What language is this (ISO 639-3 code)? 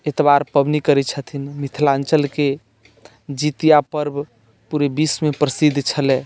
mai